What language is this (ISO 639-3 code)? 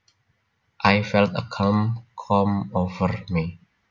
jav